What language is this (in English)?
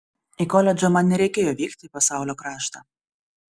Lithuanian